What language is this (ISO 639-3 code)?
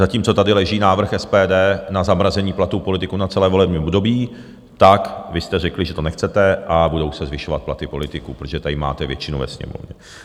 ces